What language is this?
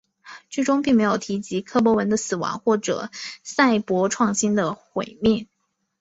Chinese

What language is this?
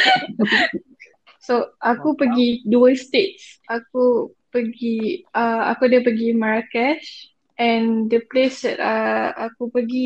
Malay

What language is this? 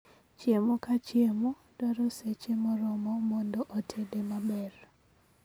Luo (Kenya and Tanzania)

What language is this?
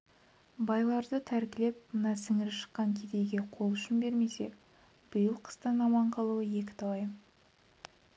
Kazakh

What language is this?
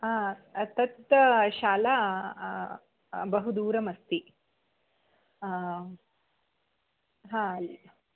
Sanskrit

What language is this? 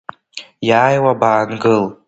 Abkhazian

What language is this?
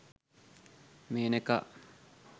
Sinhala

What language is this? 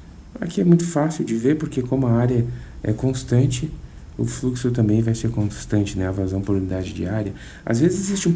Portuguese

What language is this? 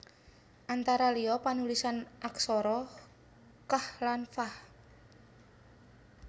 Javanese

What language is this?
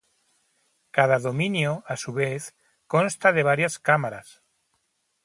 Spanish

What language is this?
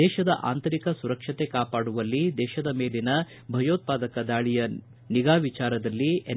Kannada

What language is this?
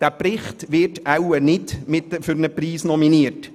Swiss German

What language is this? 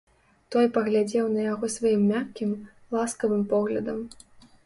Belarusian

